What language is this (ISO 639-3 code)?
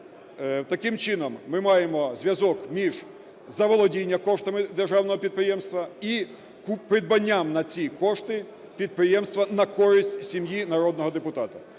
ukr